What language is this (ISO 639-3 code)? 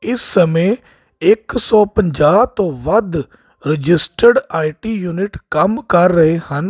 pan